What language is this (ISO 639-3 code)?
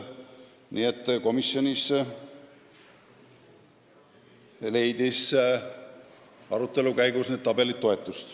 est